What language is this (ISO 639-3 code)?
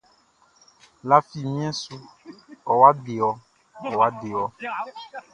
bci